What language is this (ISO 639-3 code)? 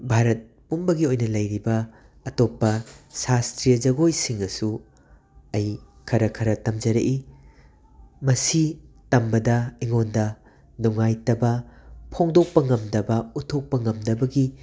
mni